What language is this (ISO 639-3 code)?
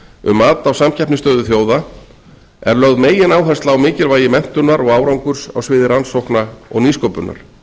isl